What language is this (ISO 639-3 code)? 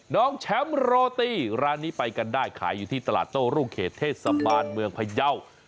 tha